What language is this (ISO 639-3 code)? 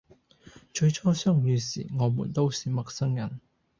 yue